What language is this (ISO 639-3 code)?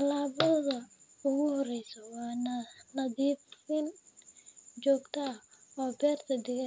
som